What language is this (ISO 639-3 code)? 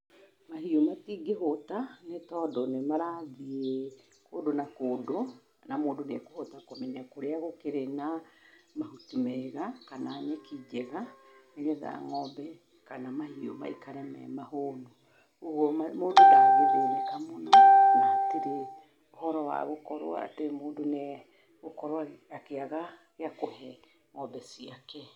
kik